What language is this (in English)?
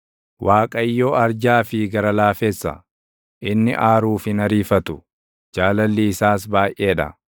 Oromo